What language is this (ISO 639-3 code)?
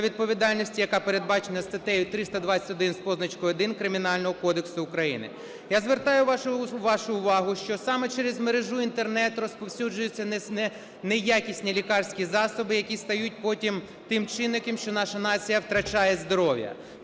ukr